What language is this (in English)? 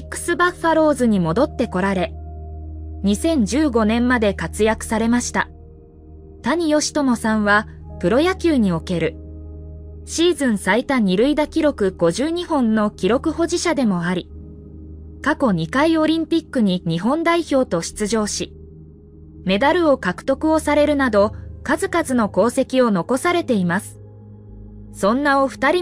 Japanese